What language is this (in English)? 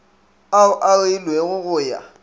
Northern Sotho